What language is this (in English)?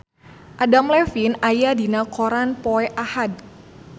Sundanese